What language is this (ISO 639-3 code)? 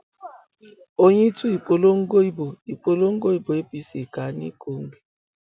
yor